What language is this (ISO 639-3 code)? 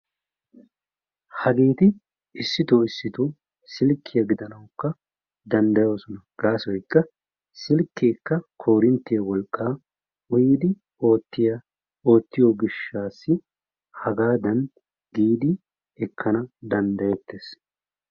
wal